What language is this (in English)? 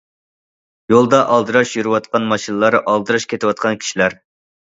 Uyghur